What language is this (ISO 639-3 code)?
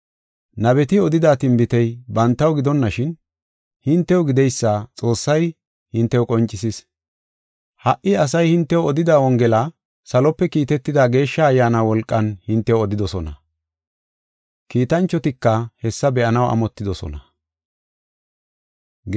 gof